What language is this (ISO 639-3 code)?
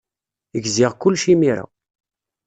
kab